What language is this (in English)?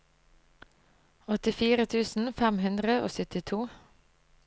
Norwegian